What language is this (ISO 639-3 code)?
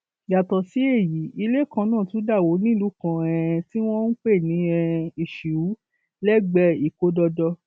yor